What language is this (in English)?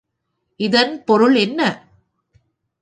Tamil